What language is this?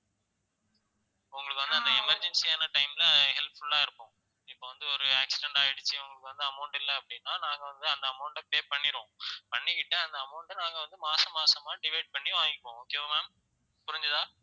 Tamil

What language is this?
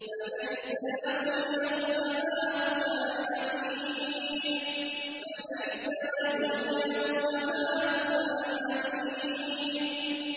Arabic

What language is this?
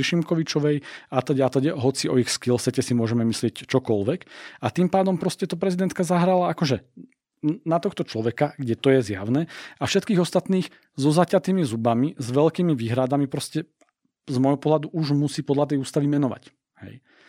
Slovak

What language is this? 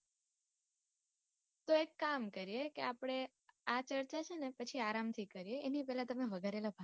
Gujarati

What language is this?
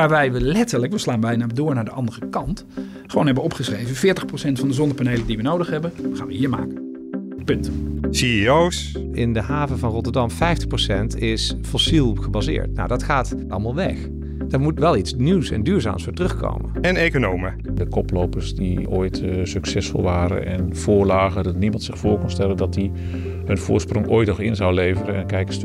Dutch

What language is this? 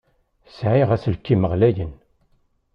Kabyle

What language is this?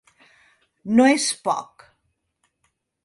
Catalan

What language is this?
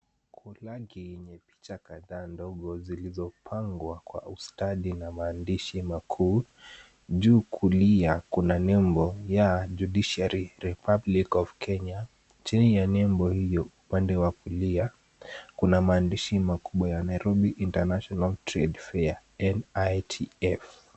Swahili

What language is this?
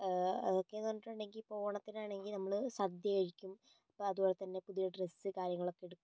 Malayalam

